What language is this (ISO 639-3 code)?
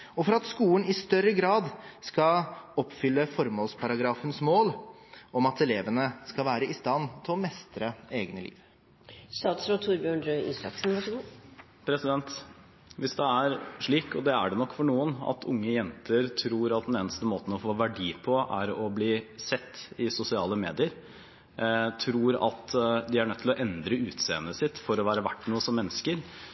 nob